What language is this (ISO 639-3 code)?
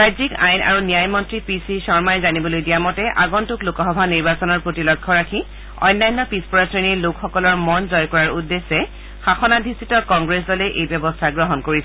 asm